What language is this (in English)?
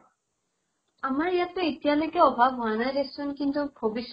Assamese